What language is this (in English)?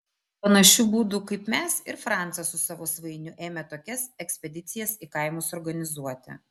Lithuanian